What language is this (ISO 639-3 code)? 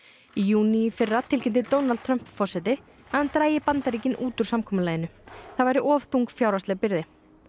isl